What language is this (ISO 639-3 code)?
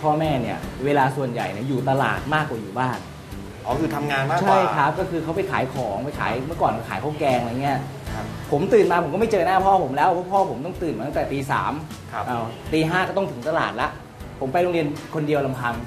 tha